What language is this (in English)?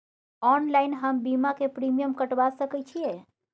Maithili